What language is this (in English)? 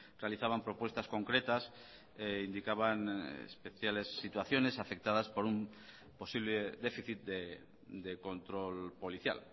Spanish